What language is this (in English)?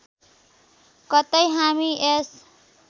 Nepali